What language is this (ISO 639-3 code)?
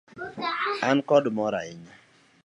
luo